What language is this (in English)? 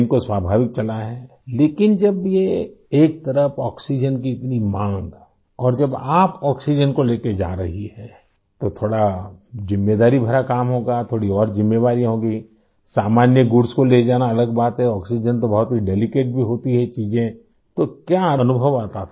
Hindi